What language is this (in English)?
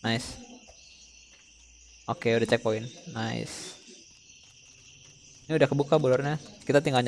Indonesian